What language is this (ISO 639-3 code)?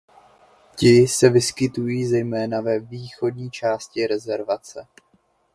ces